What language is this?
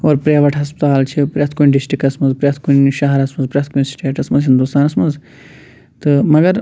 Kashmiri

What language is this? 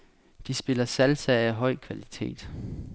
Danish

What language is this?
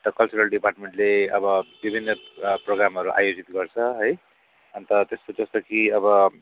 Nepali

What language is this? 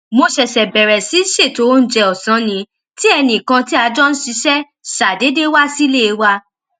Yoruba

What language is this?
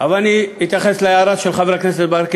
Hebrew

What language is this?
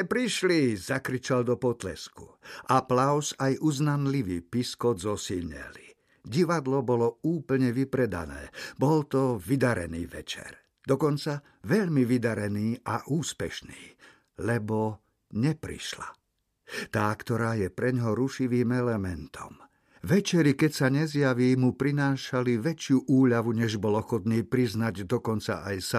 Slovak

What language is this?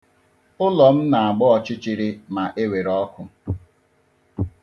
Igbo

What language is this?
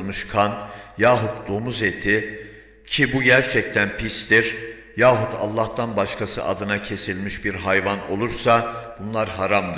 Turkish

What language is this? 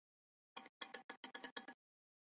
Chinese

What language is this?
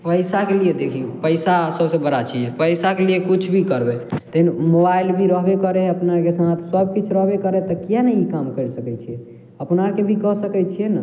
Maithili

